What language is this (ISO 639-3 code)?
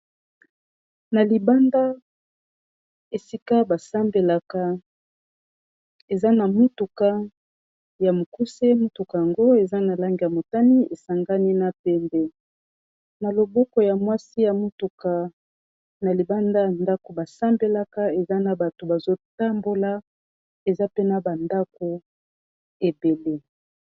lin